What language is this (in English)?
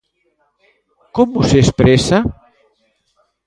Galician